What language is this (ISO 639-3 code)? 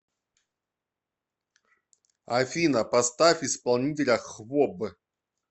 rus